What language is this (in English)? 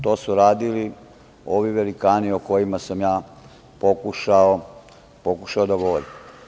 Serbian